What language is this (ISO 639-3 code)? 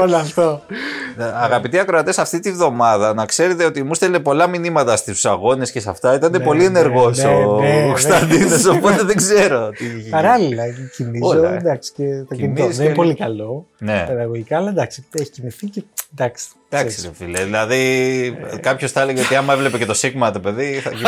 ell